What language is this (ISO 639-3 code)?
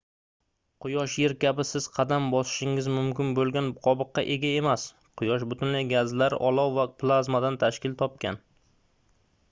uzb